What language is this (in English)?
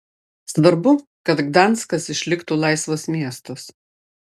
Lithuanian